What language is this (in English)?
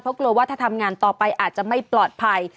Thai